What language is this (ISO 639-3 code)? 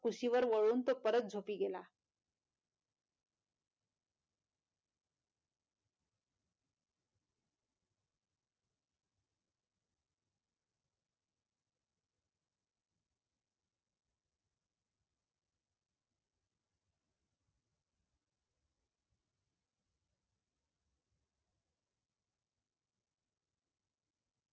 mar